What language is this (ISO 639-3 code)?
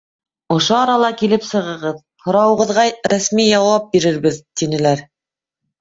bak